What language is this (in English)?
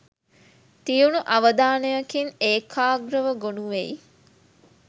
Sinhala